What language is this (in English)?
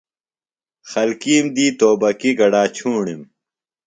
Phalura